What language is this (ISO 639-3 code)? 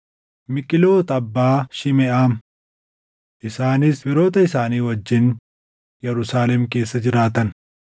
orm